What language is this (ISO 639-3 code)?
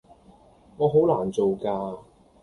yue